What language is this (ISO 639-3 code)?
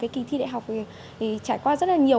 vie